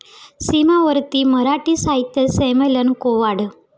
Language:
Marathi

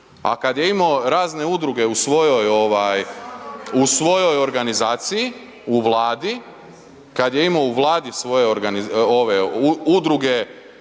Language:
Croatian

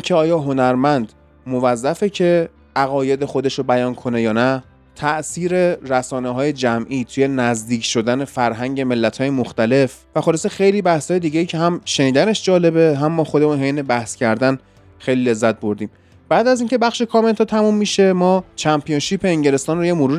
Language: Persian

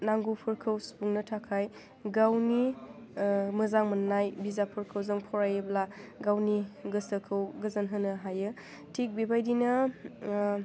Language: Bodo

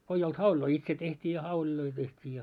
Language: Finnish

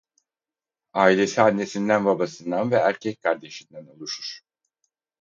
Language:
Turkish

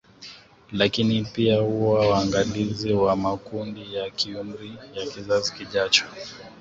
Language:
Swahili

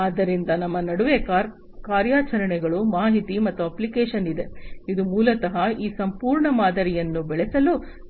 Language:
Kannada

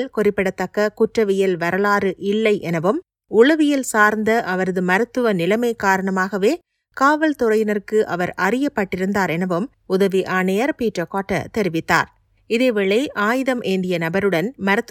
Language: Tamil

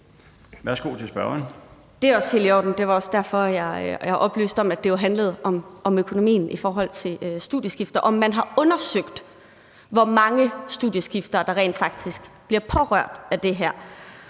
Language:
Danish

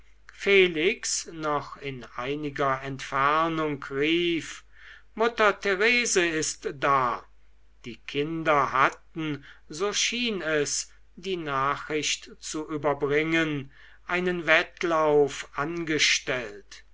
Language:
German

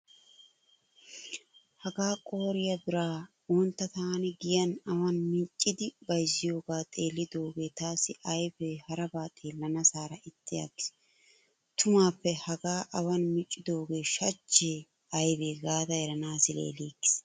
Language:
Wolaytta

